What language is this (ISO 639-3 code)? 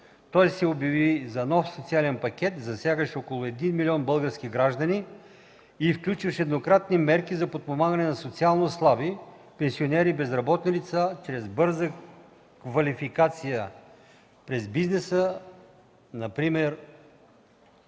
bul